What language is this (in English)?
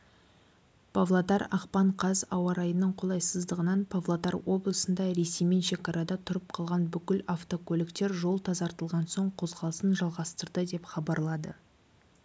Kazakh